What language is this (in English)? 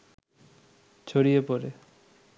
Bangla